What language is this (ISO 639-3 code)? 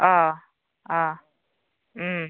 brx